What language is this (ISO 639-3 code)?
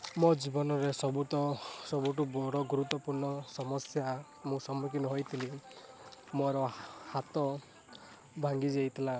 ori